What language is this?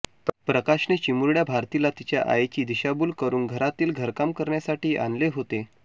Marathi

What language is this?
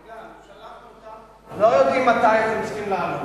Hebrew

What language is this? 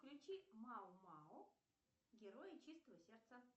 Russian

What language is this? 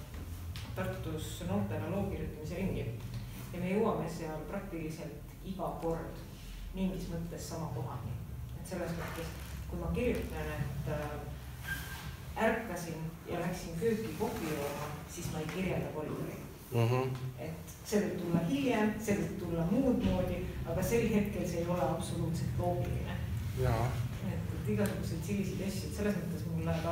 Finnish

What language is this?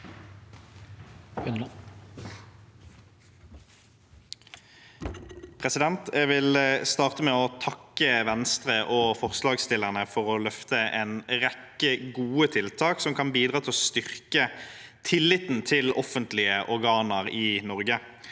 Norwegian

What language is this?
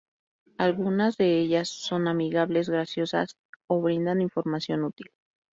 Spanish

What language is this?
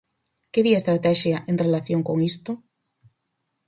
Galician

